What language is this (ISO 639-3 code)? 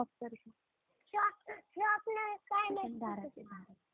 mar